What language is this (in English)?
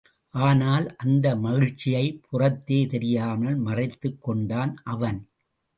Tamil